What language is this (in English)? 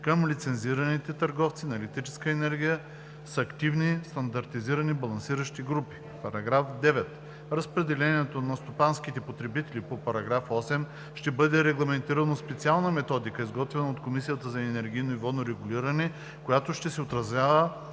Bulgarian